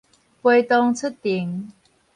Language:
Min Nan Chinese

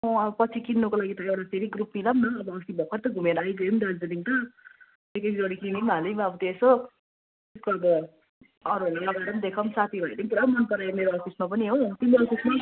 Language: Nepali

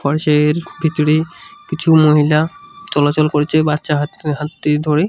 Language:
Bangla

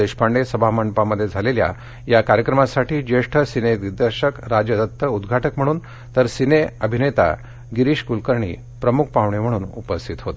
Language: Marathi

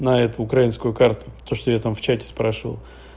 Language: Russian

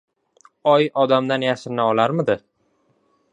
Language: Uzbek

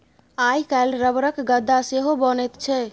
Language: Maithili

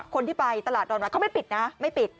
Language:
Thai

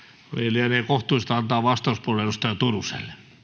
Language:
Finnish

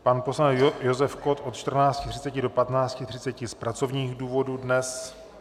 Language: Czech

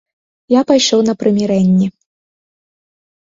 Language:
Belarusian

